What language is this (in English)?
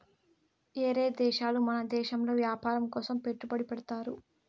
Telugu